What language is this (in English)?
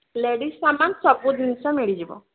Odia